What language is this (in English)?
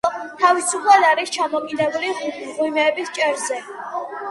Georgian